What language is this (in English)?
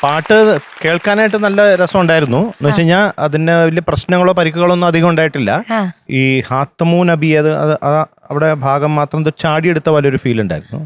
Malayalam